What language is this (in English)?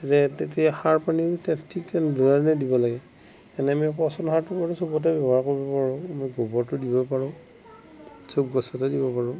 Assamese